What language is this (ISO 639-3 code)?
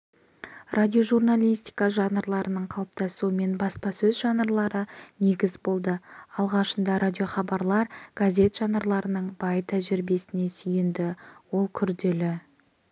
kaz